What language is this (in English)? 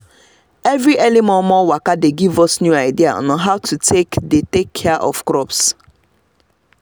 Nigerian Pidgin